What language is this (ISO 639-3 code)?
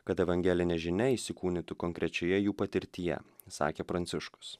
lit